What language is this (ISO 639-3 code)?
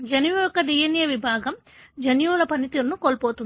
tel